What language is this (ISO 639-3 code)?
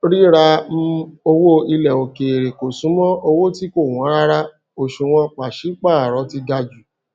yor